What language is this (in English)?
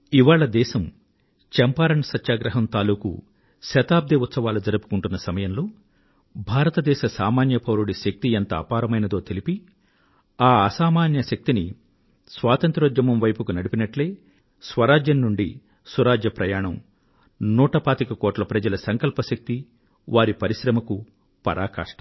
Telugu